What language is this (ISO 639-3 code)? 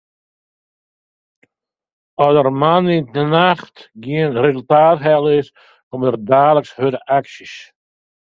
fry